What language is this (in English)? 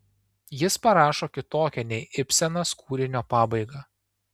Lithuanian